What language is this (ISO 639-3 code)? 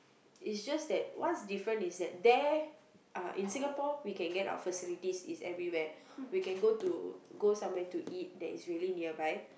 eng